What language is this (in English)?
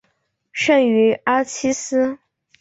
Chinese